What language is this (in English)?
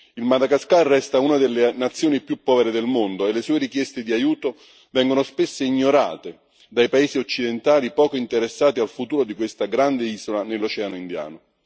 Italian